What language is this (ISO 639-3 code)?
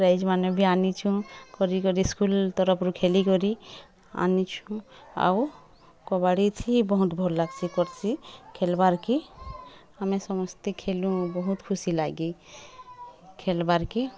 ori